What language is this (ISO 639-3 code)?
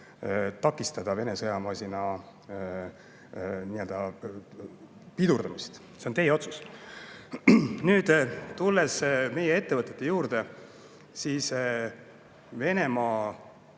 est